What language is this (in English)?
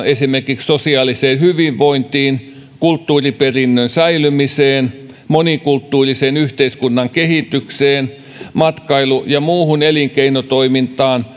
Finnish